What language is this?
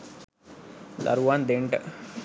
Sinhala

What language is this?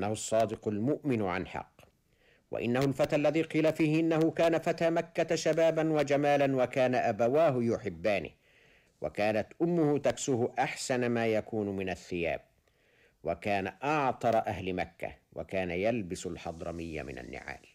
Arabic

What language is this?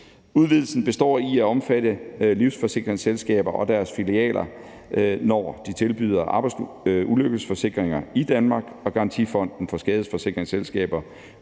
Danish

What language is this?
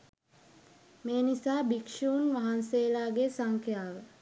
Sinhala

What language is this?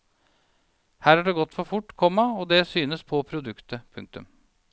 Norwegian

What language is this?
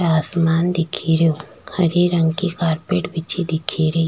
Rajasthani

